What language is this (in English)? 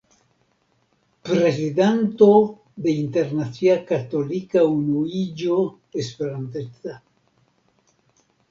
Esperanto